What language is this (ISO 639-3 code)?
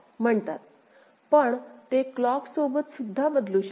mar